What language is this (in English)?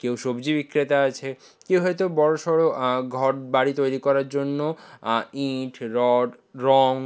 Bangla